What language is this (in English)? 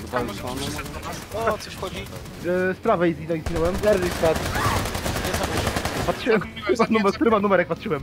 Polish